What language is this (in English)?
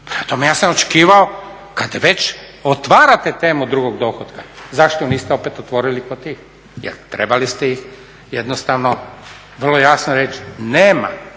Croatian